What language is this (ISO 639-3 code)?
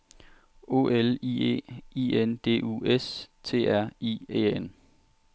dan